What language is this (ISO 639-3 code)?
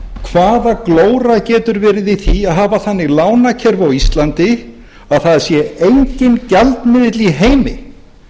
isl